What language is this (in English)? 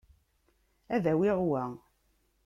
Kabyle